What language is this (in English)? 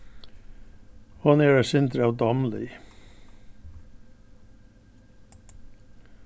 Faroese